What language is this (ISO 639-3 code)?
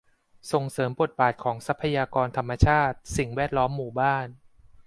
tha